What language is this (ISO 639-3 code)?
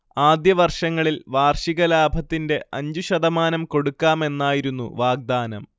mal